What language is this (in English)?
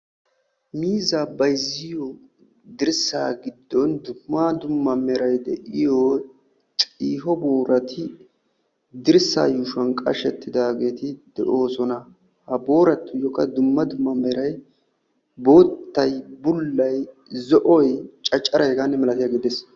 Wolaytta